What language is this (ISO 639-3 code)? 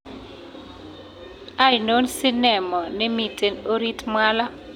kln